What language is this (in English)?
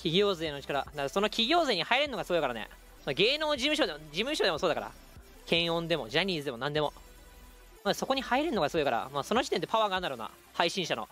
Japanese